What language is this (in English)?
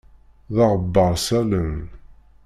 Kabyle